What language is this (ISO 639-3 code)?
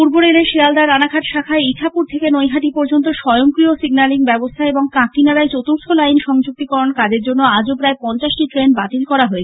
ben